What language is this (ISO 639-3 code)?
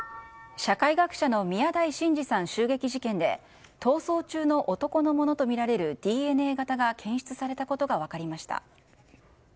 jpn